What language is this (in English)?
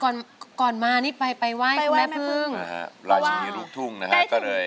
Thai